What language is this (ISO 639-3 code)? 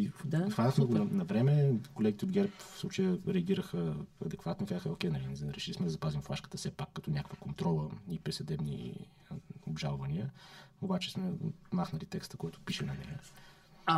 bul